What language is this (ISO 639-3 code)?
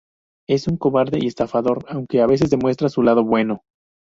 spa